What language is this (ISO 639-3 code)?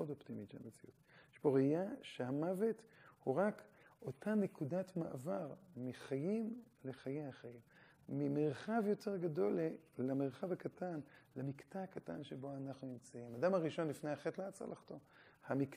heb